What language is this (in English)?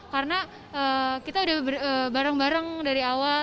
Indonesian